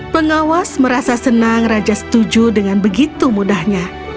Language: Indonesian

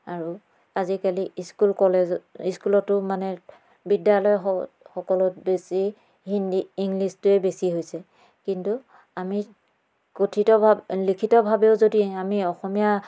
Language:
Assamese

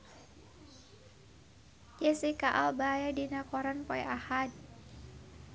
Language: Sundanese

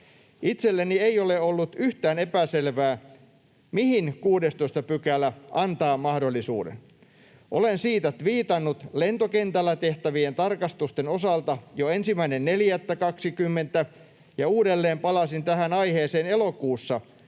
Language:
Finnish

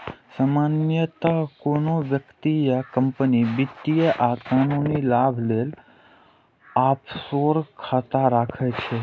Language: Maithili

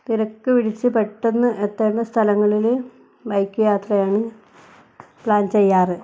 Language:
Malayalam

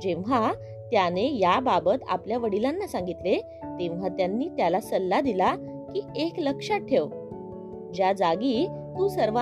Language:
Marathi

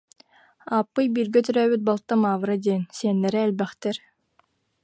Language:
Yakut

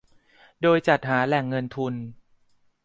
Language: Thai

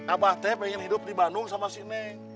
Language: Indonesian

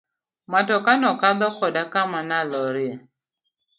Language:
Luo (Kenya and Tanzania)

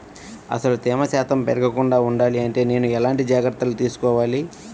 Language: Telugu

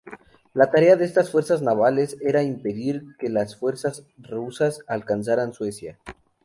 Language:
Spanish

